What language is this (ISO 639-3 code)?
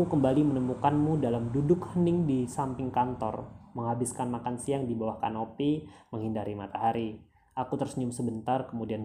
ind